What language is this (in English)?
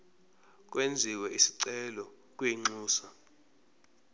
Zulu